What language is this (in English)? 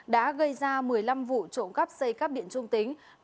Vietnamese